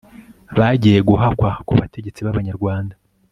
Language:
Kinyarwanda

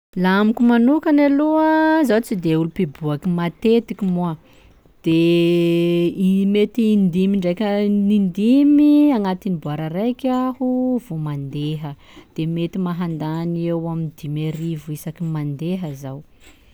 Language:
Sakalava Malagasy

